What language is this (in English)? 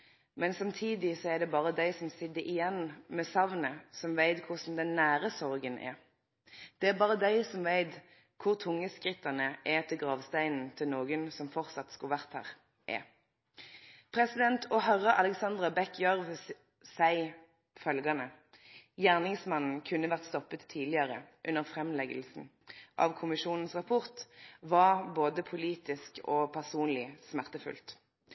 Norwegian Nynorsk